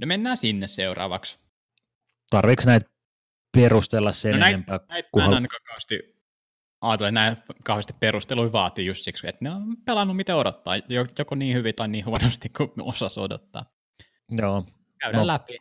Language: Finnish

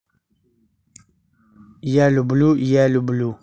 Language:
Russian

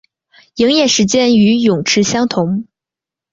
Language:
Chinese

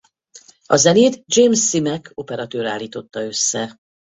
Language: Hungarian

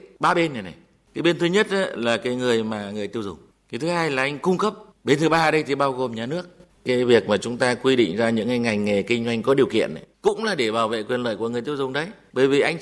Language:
Vietnamese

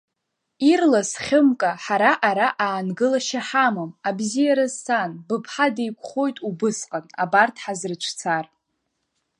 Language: Abkhazian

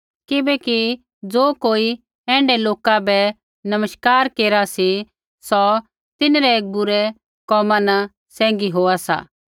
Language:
Kullu Pahari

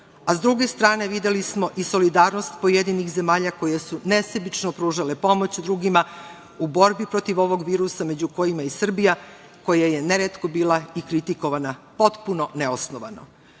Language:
Serbian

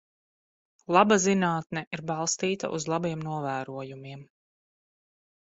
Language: Latvian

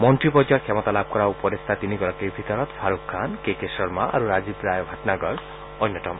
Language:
Assamese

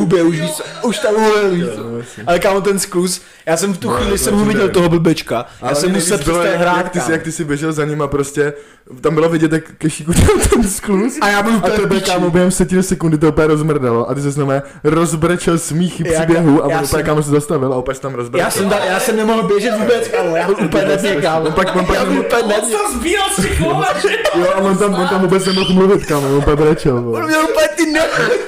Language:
Czech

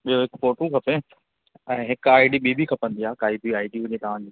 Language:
Sindhi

